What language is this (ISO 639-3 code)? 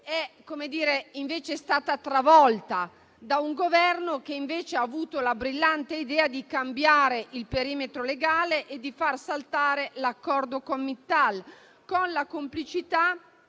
ita